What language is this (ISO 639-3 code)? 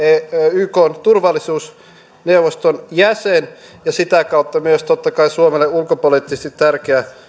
fin